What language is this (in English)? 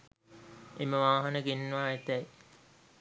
Sinhala